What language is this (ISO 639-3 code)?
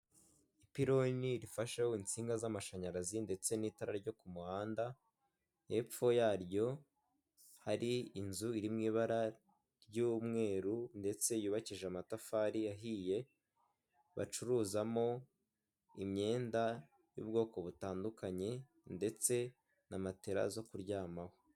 kin